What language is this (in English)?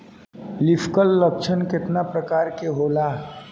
Bhojpuri